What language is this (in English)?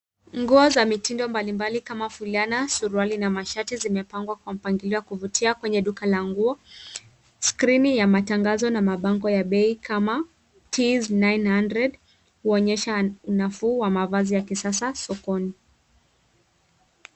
Swahili